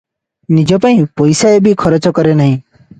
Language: Odia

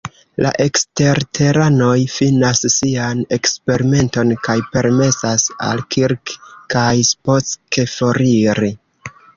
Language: Esperanto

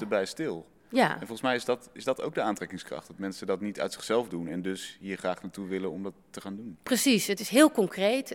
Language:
Dutch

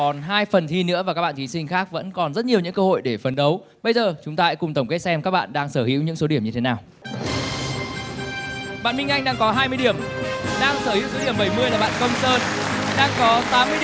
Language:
Vietnamese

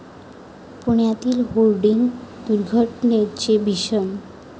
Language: Marathi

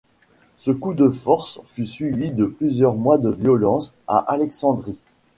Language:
French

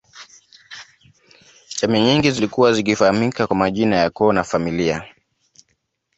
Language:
Swahili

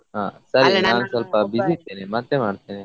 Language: Kannada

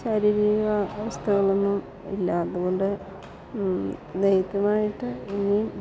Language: Malayalam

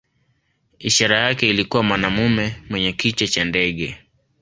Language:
Swahili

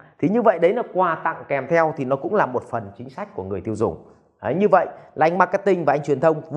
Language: Vietnamese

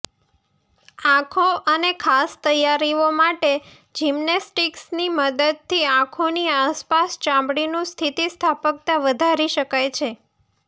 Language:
Gujarati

